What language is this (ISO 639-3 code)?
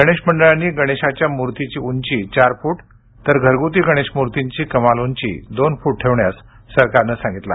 mar